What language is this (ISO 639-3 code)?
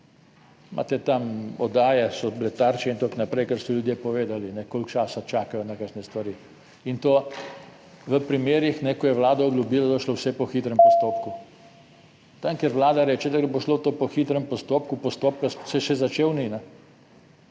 slv